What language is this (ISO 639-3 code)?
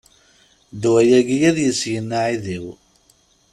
kab